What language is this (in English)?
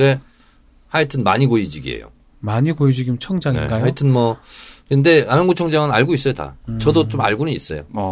Korean